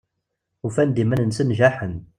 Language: Kabyle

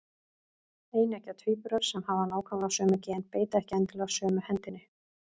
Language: Icelandic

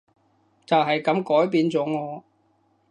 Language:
Cantonese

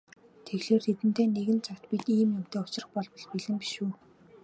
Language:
Mongolian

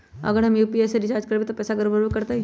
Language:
Magahi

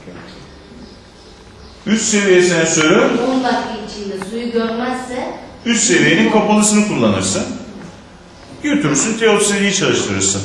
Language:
Turkish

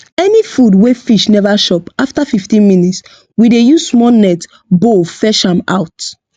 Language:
Nigerian Pidgin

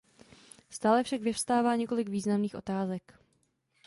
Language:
Czech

